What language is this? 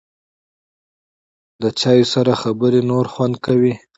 Pashto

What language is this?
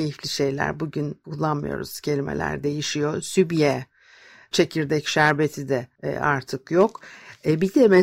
Turkish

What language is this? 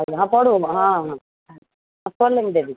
Odia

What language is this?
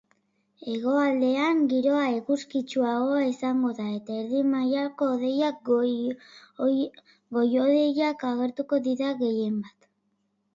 Basque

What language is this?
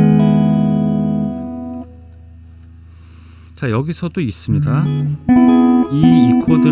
Korean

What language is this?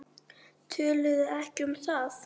Icelandic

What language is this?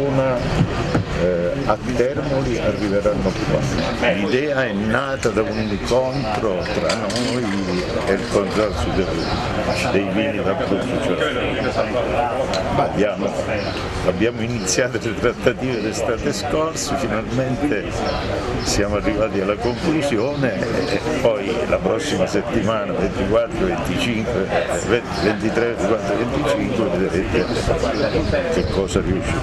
Italian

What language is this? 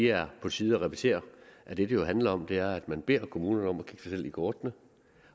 Danish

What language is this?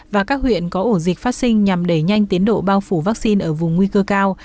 Vietnamese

